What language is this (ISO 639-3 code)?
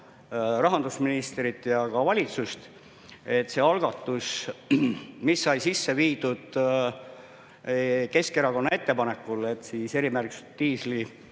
est